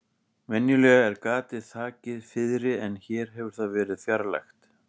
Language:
Icelandic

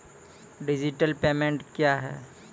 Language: Maithili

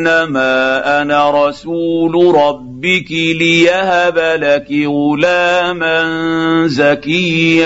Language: Arabic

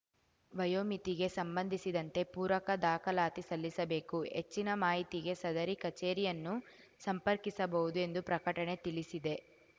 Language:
Kannada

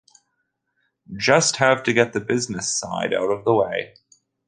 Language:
English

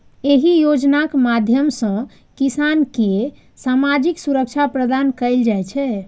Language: Maithili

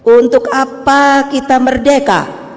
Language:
Indonesian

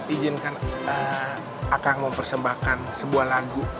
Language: Indonesian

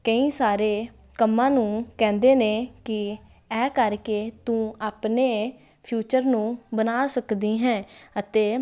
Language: Punjabi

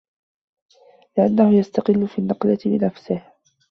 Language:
Arabic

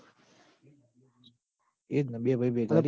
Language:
Gujarati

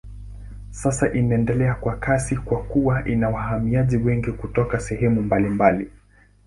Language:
Swahili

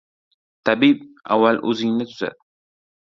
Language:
Uzbek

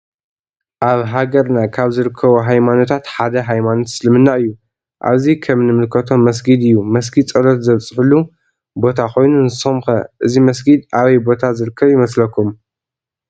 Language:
Tigrinya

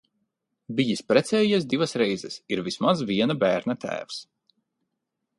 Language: Latvian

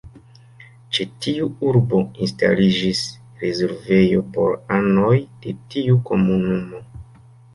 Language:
Esperanto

